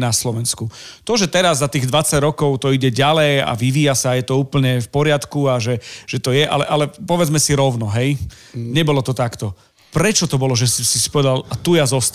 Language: Slovak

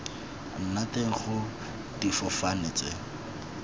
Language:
Tswana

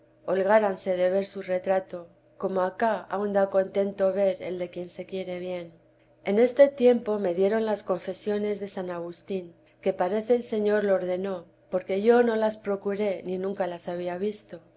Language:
Spanish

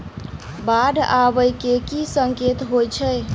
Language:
Maithili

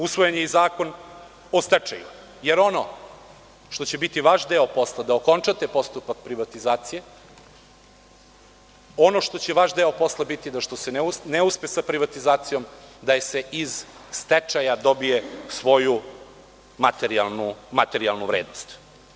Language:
Serbian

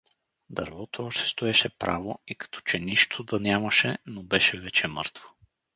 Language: Bulgarian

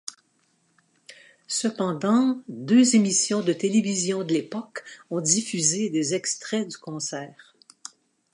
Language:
French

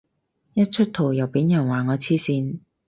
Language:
Cantonese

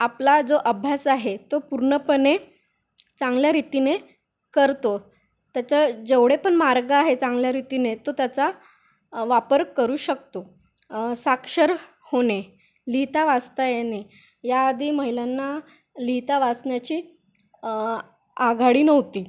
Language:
Marathi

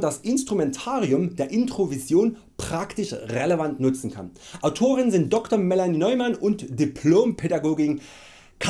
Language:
German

